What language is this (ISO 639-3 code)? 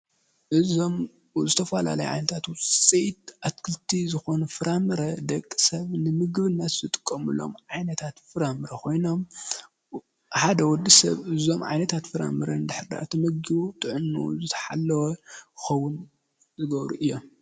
tir